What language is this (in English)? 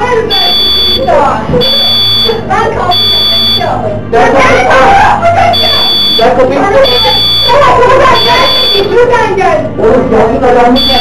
Turkish